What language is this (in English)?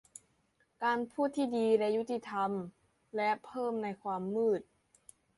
Thai